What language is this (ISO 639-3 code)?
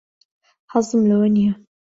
ckb